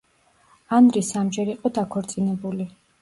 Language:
Georgian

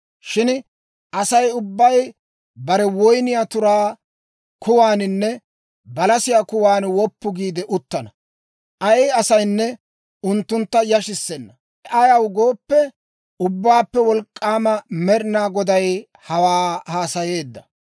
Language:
Dawro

